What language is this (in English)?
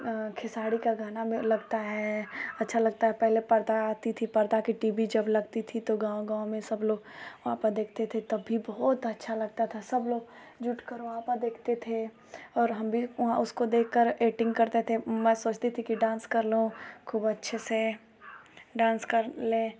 Hindi